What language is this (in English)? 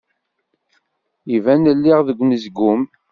Kabyle